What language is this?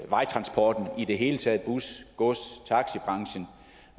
Danish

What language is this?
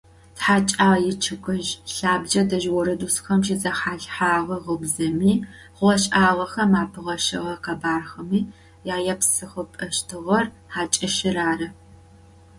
Adyghe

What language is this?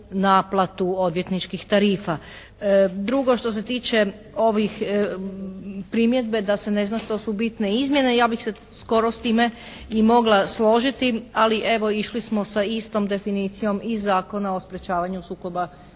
Croatian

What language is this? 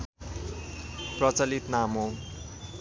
Nepali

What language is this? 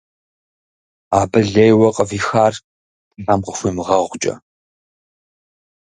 Kabardian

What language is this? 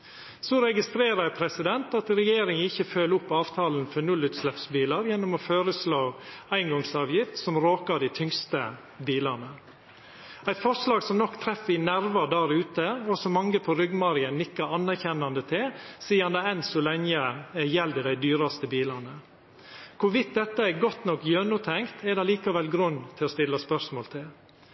Norwegian Nynorsk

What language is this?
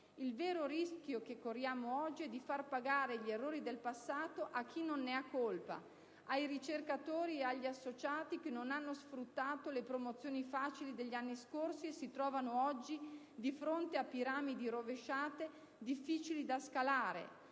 Italian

